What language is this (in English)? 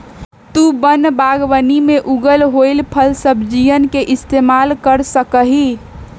Magahi